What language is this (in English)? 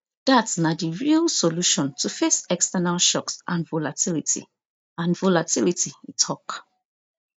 Nigerian Pidgin